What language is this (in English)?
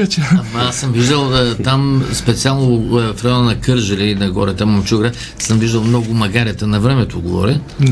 Bulgarian